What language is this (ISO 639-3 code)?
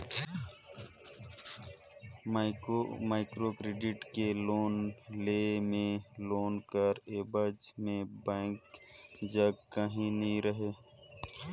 hne